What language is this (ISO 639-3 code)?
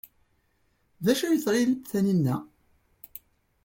kab